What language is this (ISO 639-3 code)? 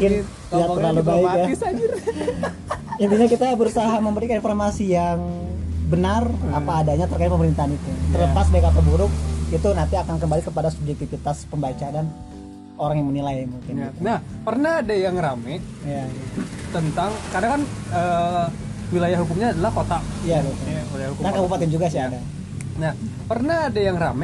ind